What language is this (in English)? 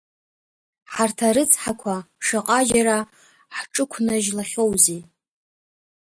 Abkhazian